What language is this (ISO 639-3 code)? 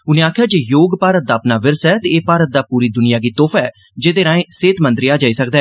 doi